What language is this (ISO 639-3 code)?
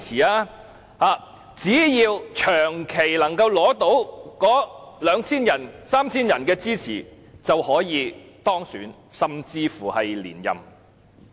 yue